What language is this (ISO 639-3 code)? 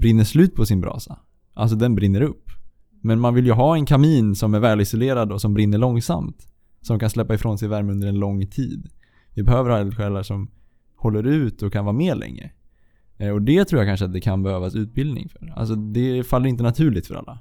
swe